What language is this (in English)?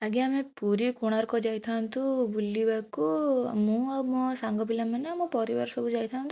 Odia